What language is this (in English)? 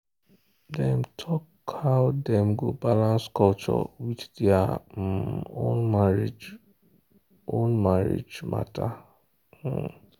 Nigerian Pidgin